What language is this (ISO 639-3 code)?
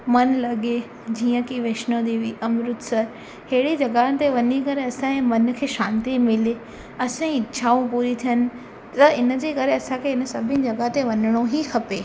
snd